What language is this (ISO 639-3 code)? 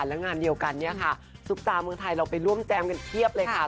tha